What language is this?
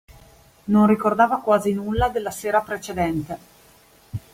Italian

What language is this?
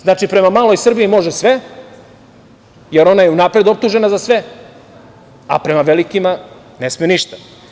Serbian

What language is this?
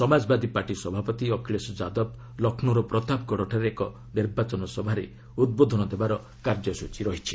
Odia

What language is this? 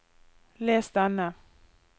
Norwegian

